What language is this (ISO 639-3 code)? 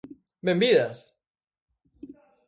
glg